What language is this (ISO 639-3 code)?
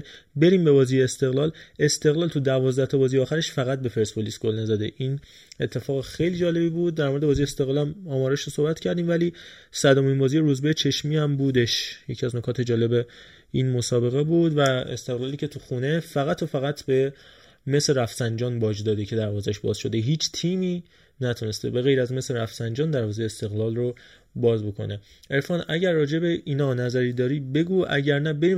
fas